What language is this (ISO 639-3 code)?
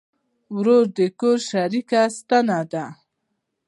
pus